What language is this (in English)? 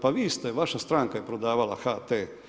Croatian